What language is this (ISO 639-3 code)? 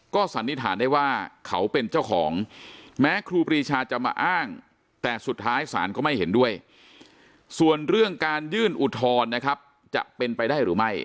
tha